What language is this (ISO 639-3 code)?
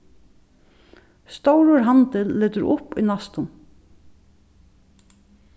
fao